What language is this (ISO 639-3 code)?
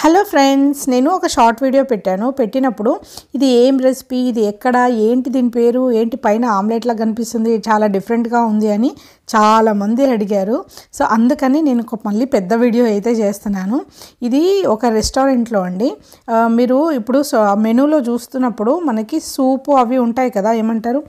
tel